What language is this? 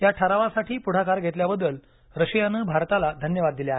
Marathi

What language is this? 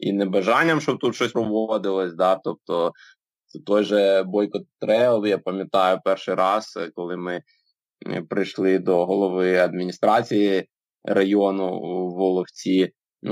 Ukrainian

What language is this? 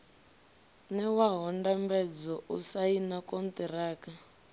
Venda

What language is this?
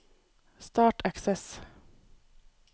Norwegian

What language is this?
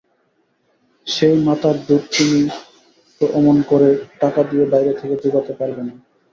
Bangla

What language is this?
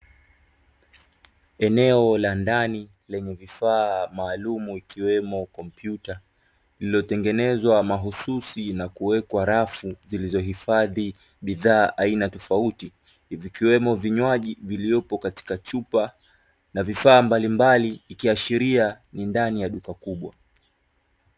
Swahili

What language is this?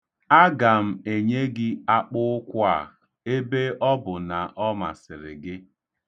Igbo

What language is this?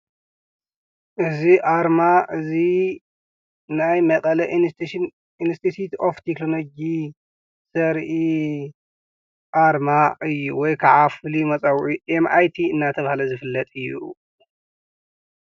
Tigrinya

